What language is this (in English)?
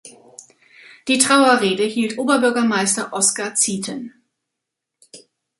German